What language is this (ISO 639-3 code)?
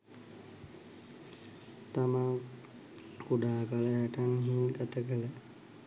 sin